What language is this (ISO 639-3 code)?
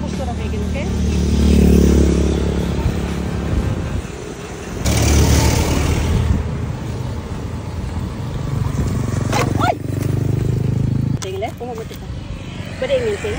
fil